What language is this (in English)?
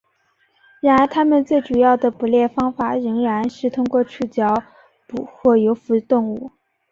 Chinese